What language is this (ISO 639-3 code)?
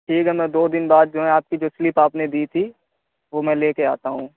urd